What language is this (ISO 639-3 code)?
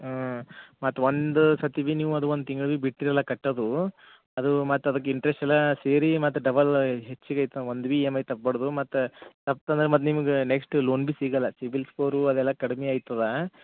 kan